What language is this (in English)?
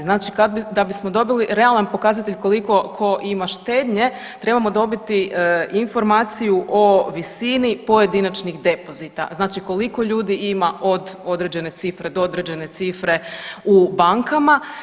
Croatian